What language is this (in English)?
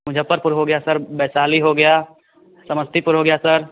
Hindi